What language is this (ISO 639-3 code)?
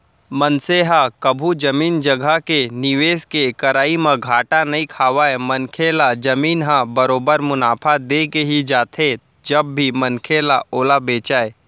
hne